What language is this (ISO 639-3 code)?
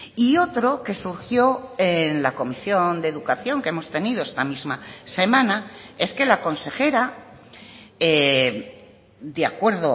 spa